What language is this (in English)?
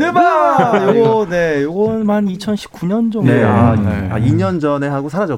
Korean